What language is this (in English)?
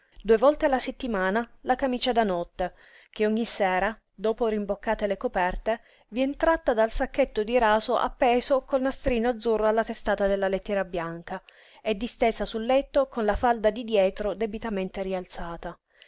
Italian